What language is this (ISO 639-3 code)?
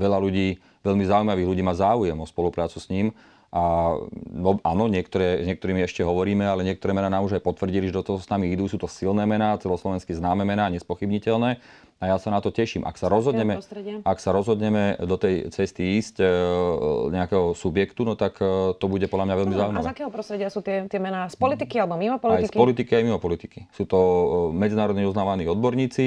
slk